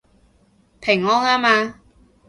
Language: Cantonese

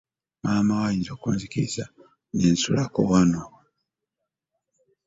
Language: Ganda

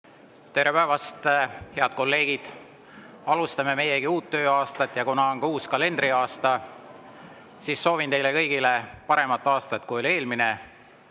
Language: Estonian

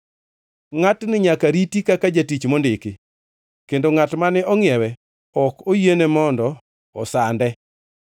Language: Luo (Kenya and Tanzania)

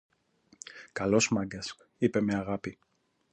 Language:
Greek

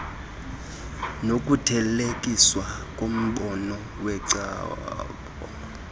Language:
Xhosa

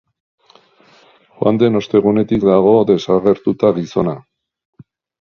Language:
Basque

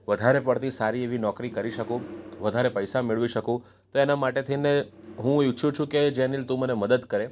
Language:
Gujarati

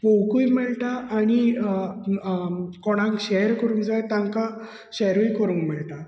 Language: Konkani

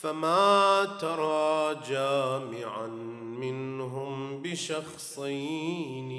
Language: Arabic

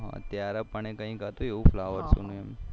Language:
Gujarati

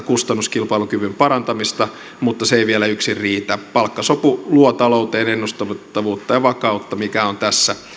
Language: Finnish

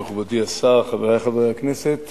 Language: Hebrew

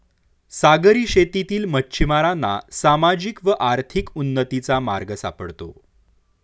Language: Marathi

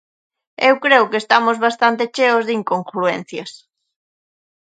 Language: Galician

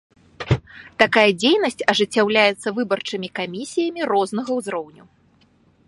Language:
Belarusian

